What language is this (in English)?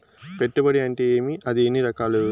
Telugu